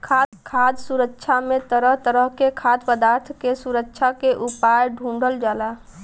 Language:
Bhojpuri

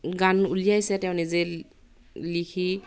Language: Assamese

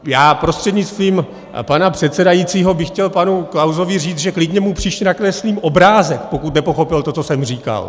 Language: Czech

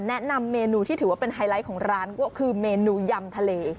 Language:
Thai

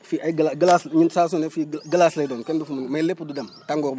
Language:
Wolof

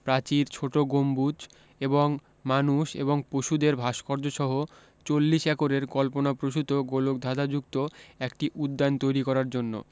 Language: Bangla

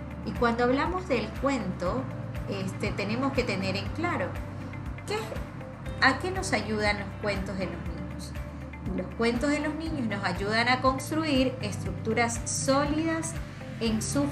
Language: Spanish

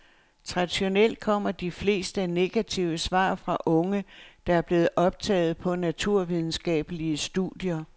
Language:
Danish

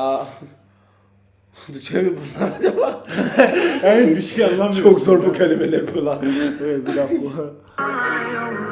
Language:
Turkish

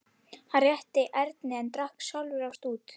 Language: Icelandic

